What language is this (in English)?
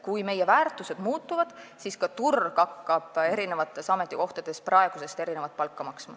Estonian